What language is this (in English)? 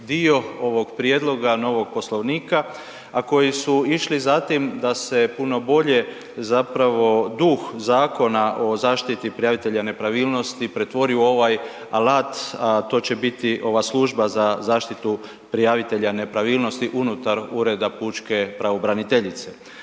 Croatian